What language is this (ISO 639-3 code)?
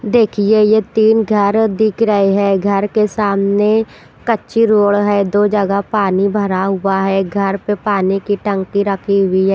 hin